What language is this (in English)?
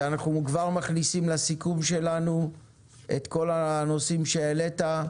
Hebrew